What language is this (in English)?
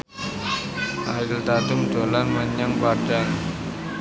Javanese